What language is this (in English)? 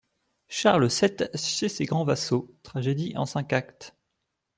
French